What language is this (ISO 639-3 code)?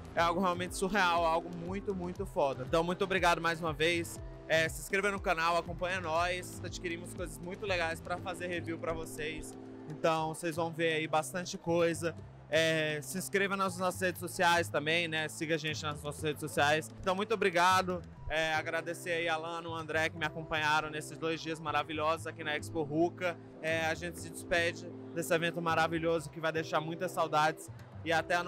por